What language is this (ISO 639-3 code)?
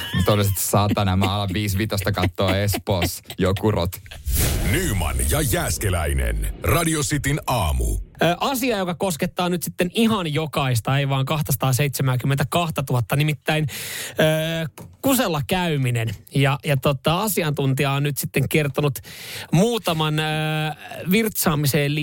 fin